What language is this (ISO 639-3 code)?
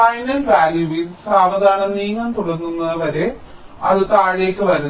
mal